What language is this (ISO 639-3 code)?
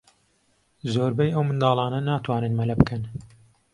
ckb